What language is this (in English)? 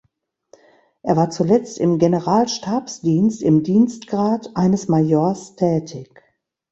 German